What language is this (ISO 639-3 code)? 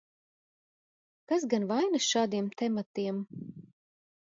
lav